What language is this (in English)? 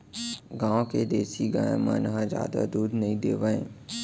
Chhattisgarhi